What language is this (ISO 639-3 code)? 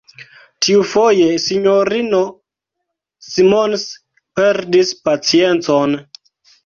epo